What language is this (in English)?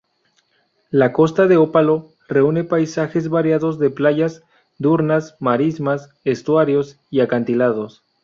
Spanish